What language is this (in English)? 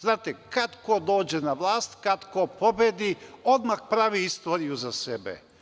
Serbian